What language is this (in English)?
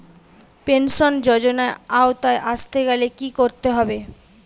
Bangla